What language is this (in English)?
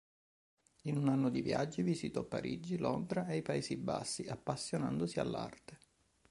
Italian